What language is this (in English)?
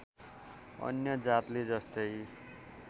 Nepali